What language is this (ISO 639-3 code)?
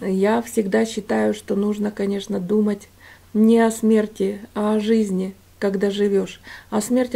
rus